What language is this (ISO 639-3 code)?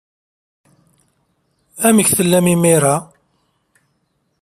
kab